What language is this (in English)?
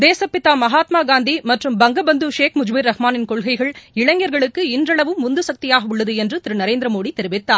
Tamil